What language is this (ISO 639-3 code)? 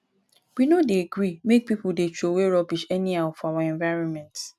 pcm